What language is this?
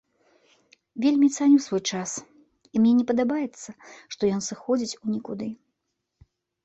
Belarusian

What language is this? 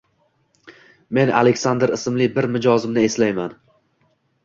Uzbek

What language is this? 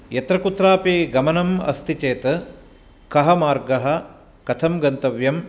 Sanskrit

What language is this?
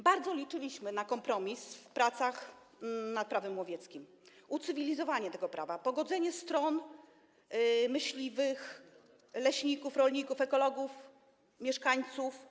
Polish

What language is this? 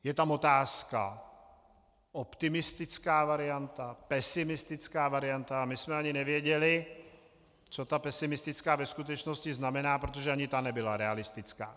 Czech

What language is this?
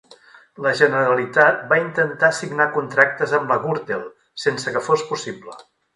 Catalan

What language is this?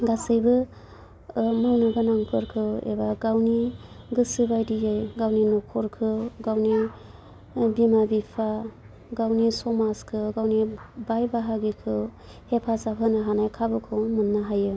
Bodo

